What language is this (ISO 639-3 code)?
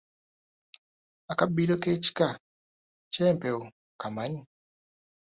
lug